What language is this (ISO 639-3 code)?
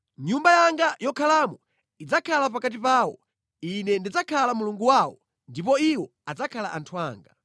nya